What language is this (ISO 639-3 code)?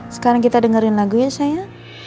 ind